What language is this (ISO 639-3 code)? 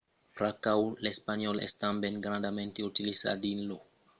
oci